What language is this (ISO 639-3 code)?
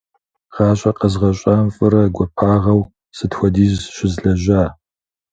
kbd